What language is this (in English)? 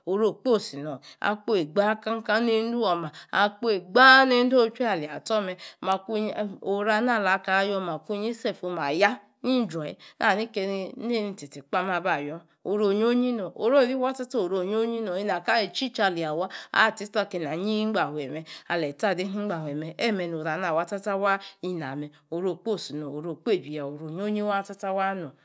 Yace